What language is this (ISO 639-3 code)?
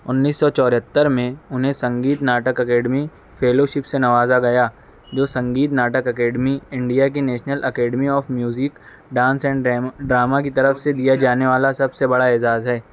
urd